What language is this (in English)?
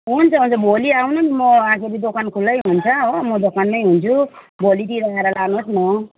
Nepali